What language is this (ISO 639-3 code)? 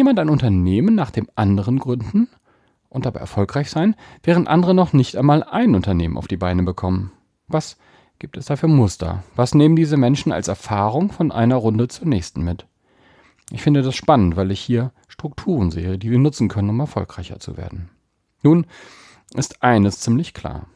deu